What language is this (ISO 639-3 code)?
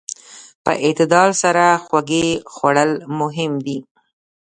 pus